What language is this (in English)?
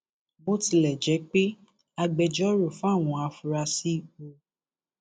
Yoruba